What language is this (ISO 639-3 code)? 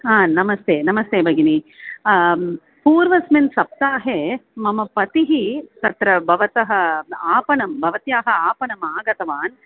san